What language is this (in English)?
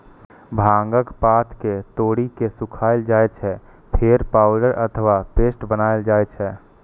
Maithili